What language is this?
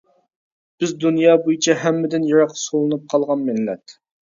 Uyghur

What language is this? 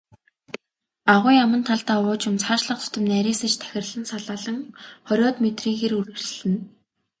Mongolian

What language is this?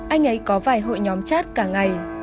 Vietnamese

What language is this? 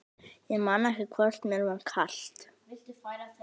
Icelandic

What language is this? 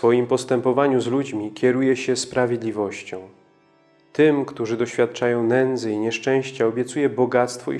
Polish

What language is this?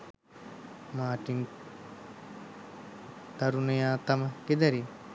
Sinhala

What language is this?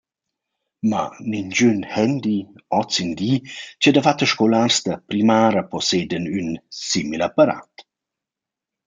Romansh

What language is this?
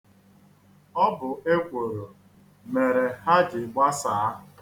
Igbo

